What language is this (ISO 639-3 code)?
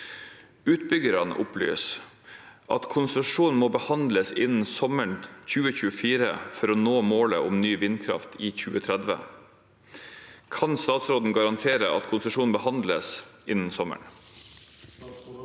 nor